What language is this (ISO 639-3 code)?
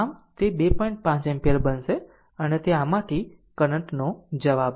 guj